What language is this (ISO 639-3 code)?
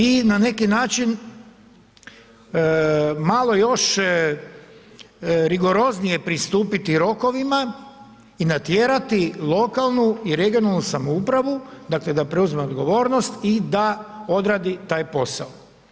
hrv